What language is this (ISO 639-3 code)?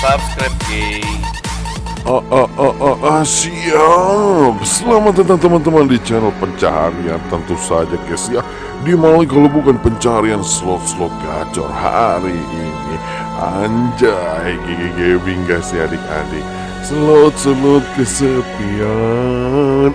ind